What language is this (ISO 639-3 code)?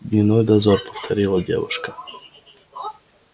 rus